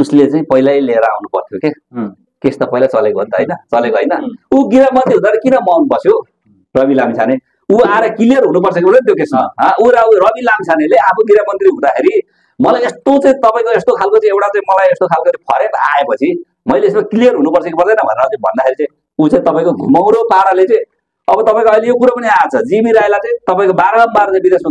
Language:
Indonesian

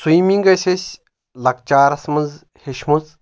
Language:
Kashmiri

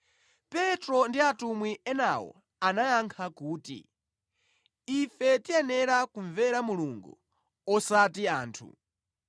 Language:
Nyanja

